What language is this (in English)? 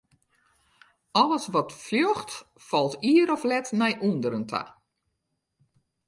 Western Frisian